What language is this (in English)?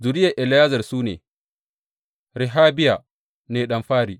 Hausa